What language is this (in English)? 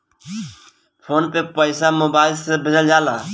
Bhojpuri